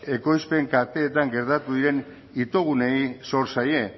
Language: Basque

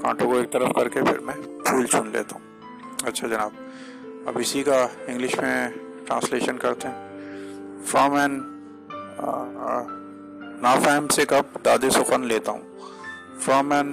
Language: Urdu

